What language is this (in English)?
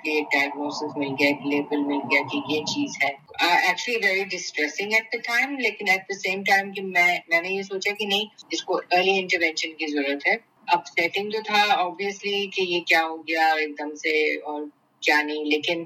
Urdu